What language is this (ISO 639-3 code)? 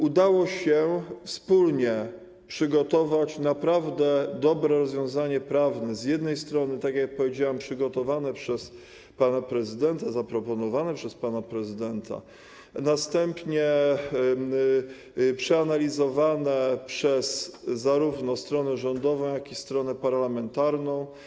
pol